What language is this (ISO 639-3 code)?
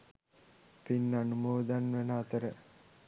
sin